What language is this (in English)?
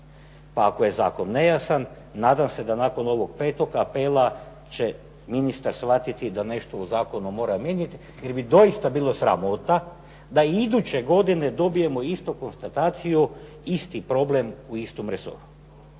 Croatian